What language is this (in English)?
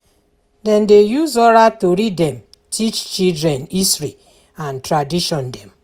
Nigerian Pidgin